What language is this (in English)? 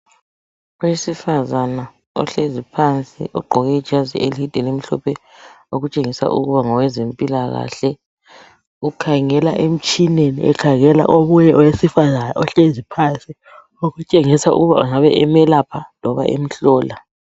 North Ndebele